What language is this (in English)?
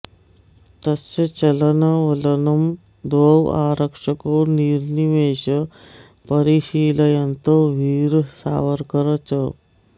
Sanskrit